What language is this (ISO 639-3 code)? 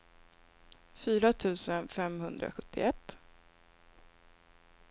swe